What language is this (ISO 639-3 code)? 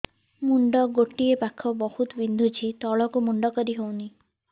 ori